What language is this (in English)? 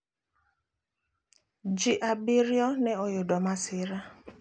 Luo (Kenya and Tanzania)